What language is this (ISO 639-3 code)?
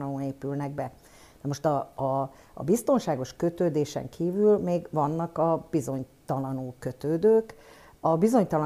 hun